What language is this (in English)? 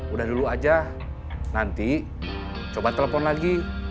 Indonesian